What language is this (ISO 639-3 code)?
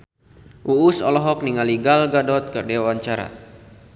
sun